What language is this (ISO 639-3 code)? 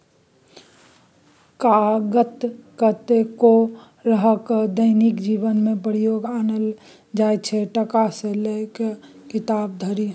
mai